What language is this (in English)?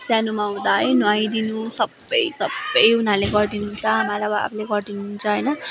Nepali